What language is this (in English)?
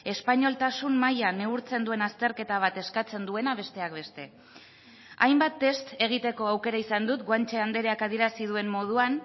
Basque